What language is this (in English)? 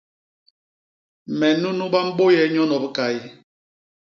Basaa